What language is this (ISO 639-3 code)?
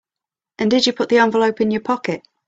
eng